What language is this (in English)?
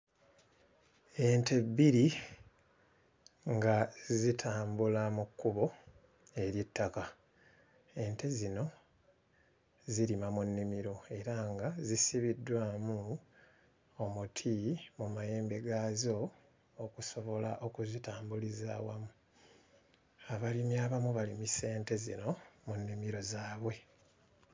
Ganda